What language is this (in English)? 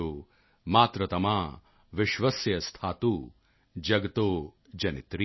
Punjabi